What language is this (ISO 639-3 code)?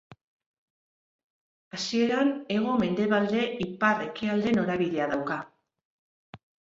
eus